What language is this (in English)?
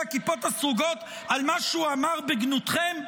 Hebrew